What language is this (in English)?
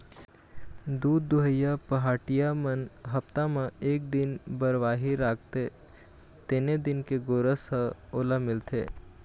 Chhattisgarhi